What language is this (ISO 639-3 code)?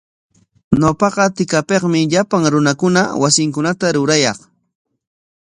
qwa